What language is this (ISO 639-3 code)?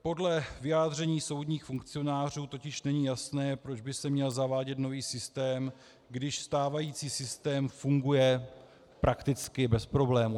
ces